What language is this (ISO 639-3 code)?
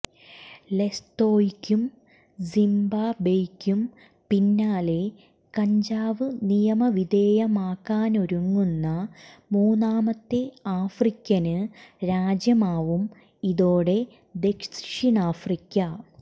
mal